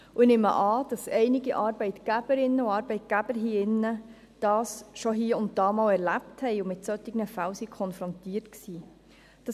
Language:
Swiss German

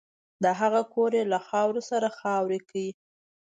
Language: Pashto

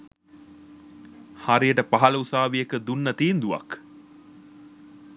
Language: Sinhala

